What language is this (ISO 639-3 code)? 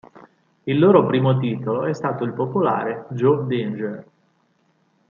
ita